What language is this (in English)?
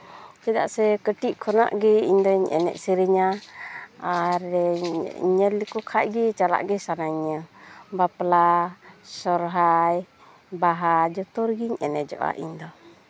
Santali